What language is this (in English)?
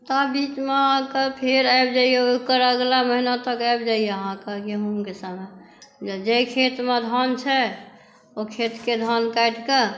Maithili